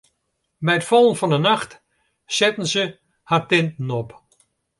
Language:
Western Frisian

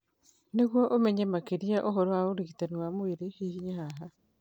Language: Kikuyu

